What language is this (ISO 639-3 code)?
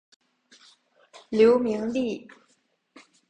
zho